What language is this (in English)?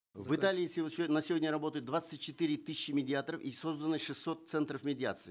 Kazakh